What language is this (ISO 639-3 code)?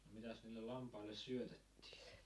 fin